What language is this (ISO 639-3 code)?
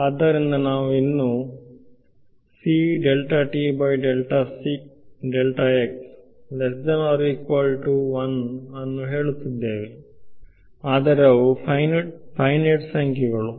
kan